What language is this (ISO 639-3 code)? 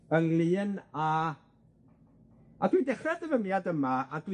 cym